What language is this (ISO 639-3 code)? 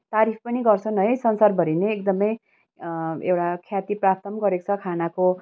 nep